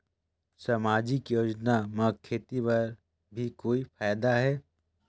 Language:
Chhattisgarhi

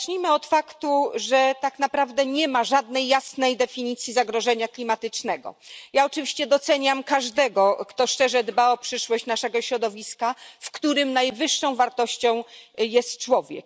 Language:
Polish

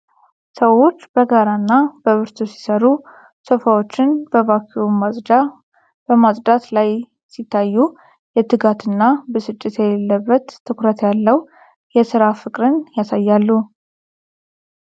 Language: Amharic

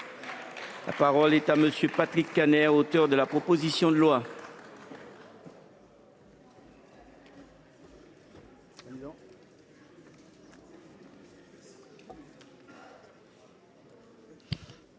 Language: French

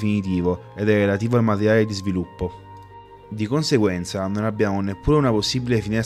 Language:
Italian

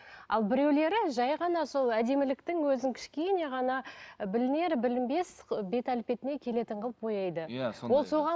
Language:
Kazakh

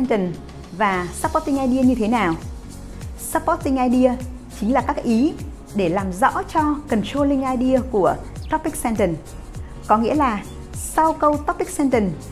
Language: Vietnamese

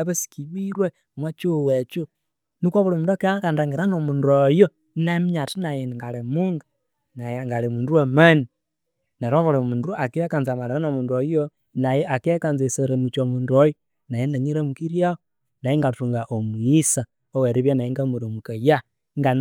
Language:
Konzo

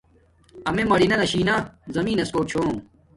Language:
Domaaki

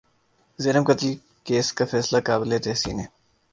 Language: Urdu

